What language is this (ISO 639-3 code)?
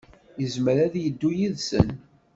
kab